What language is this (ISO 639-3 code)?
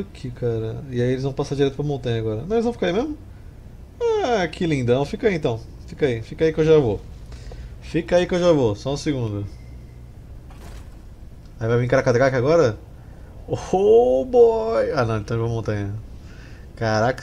por